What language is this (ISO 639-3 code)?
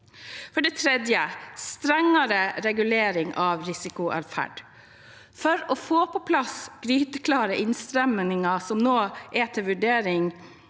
nor